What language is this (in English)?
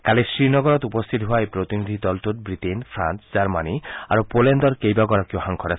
Assamese